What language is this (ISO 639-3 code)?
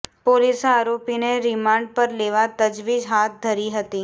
guj